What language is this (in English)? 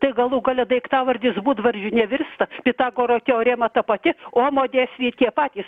Lithuanian